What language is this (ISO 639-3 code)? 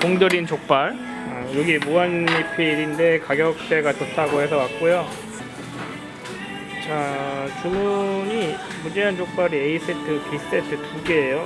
kor